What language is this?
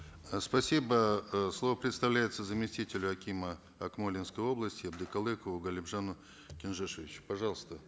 Kazakh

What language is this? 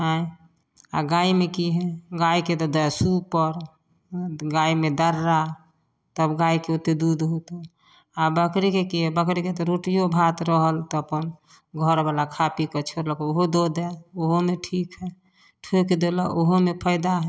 Maithili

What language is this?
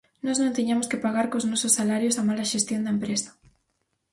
Galician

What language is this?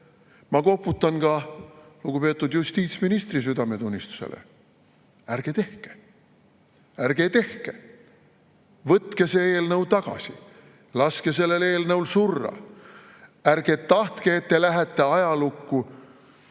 Estonian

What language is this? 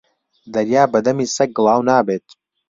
Central Kurdish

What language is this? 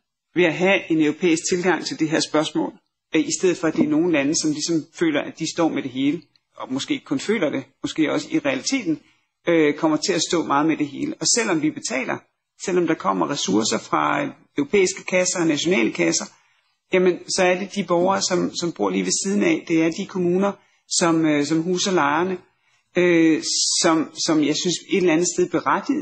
Danish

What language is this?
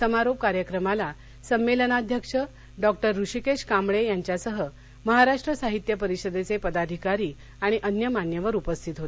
Marathi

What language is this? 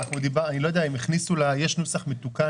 Hebrew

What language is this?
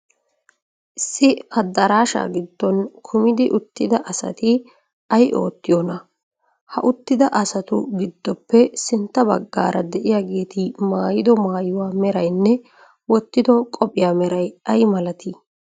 Wolaytta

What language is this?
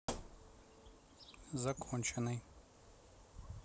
Russian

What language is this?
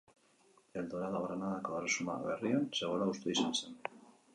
Basque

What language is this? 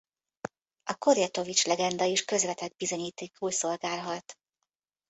Hungarian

